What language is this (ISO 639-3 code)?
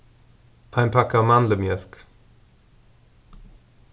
fao